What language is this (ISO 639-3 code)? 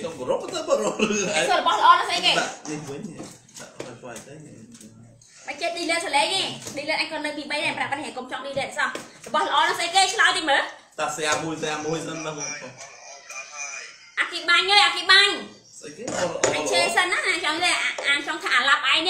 vie